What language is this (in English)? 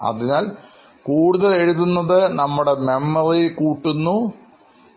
Malayalam